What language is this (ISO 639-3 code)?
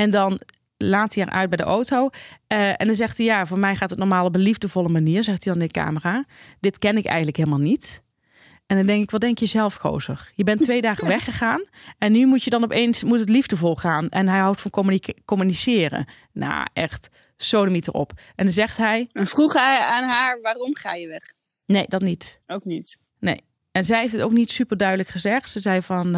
nld